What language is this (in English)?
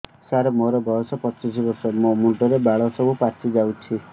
Odia